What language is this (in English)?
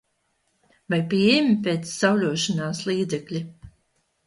Latvian